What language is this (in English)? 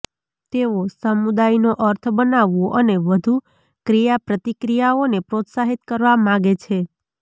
Gujarati